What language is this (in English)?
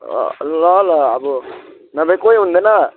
Nepali